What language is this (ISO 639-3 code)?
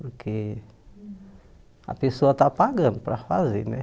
por